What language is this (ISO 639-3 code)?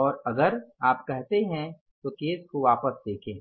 hin